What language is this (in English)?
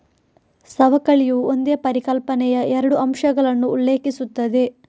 Kannada